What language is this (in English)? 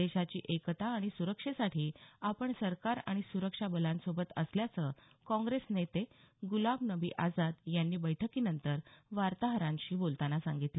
Marathi